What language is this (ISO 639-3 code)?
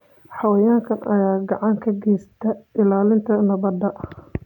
som